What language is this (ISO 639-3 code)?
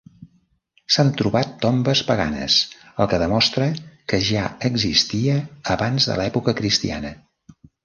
cat